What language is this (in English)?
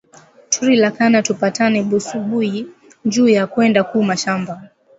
Swahili